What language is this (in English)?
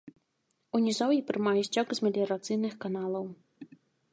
Belarusian